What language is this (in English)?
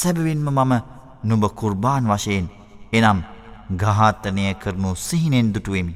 Arabic